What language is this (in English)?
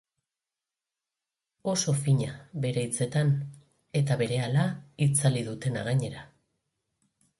Basque